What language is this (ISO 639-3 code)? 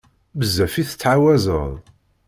kab